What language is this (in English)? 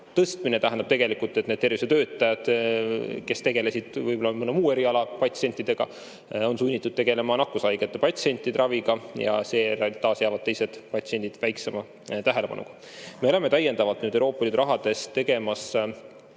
Estonian